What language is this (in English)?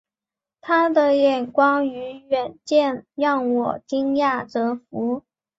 Chinese